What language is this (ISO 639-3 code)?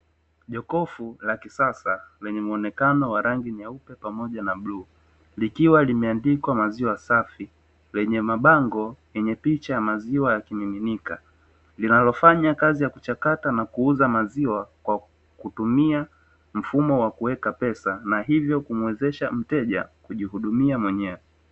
swa